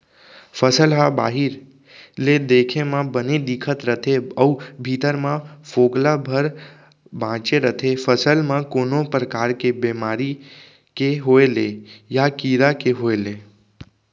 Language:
Chhattisgarhi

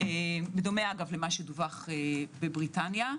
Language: Hebrew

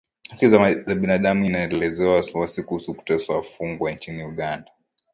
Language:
Swahili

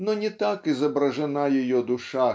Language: Russian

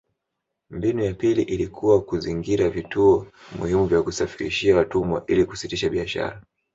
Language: Swahili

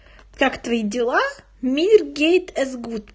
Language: Russian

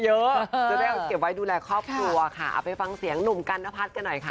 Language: Thai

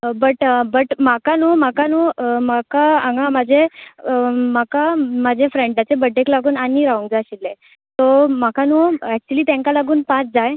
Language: Konkani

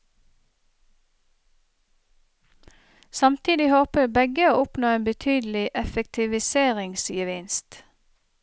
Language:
Norwegian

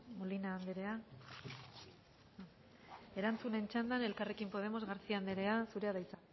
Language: Basque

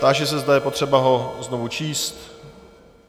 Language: Czech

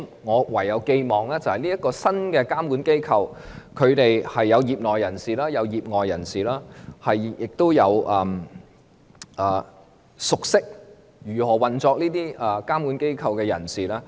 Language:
Cantonese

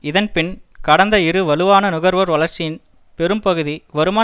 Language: Tamil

